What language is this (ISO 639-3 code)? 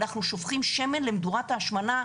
heb